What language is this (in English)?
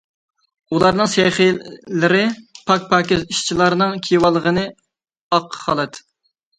Uyghur